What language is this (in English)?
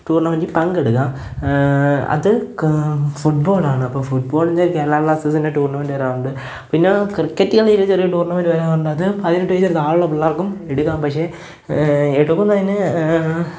Malayalam